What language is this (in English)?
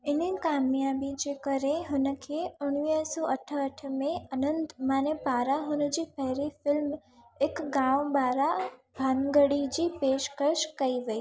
Sindhi